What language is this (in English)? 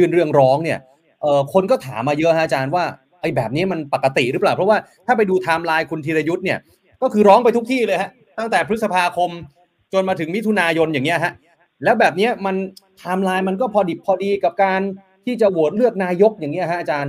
Thai